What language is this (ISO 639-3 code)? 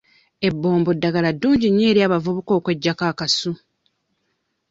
lug